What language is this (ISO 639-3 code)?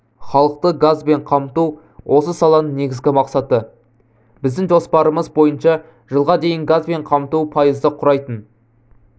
kaz